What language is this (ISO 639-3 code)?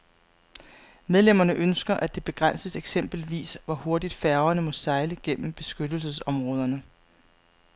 dan